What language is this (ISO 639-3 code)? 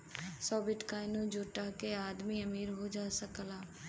bho